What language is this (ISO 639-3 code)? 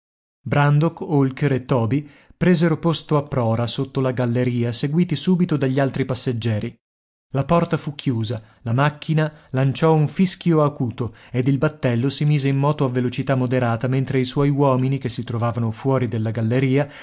ita